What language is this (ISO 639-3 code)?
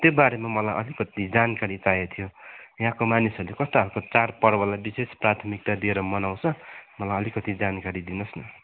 nep